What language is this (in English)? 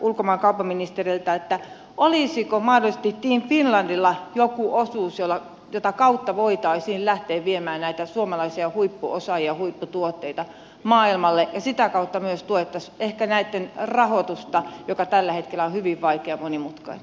Finnish